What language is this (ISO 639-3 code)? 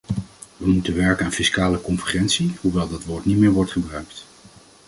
nld